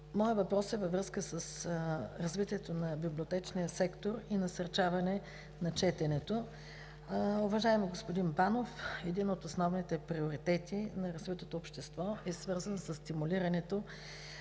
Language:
Bulgarian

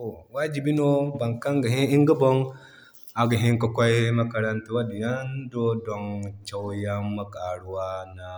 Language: Zarma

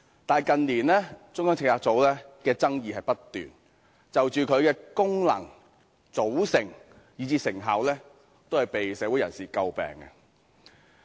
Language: Cantonese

